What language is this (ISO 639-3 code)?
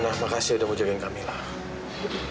ind